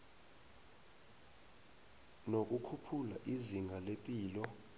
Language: South Ndebele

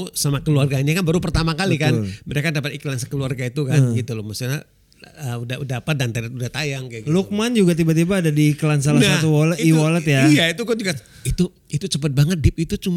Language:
Indonesian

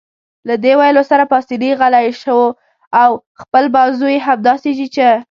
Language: Pashto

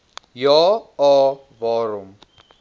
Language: Afrikaans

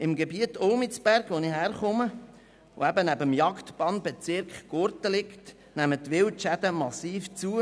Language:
Swiss German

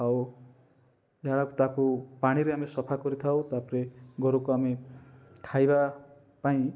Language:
Odia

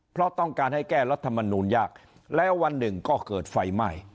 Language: Thai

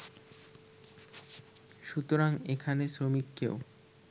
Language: Bangla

